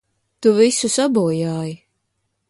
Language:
Latvian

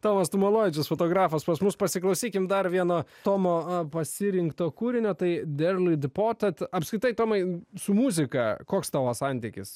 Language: Lithuanian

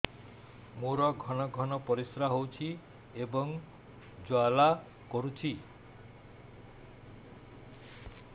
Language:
Odia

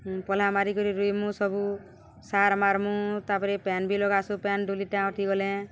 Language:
Odia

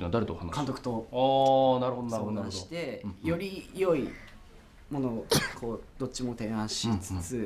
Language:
Japanese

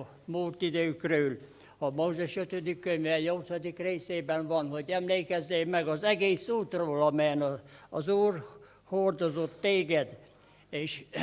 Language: Hungarian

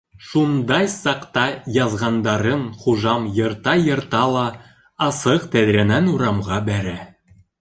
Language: Bashkir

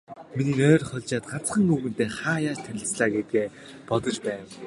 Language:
Mongolian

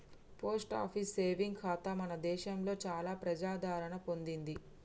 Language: Telugu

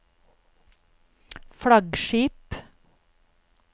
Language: Norwegian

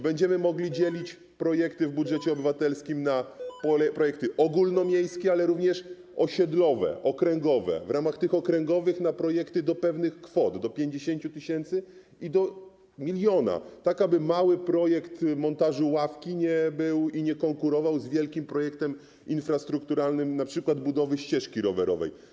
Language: Polish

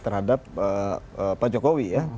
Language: Indonesian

